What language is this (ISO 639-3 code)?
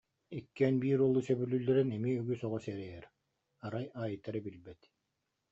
sah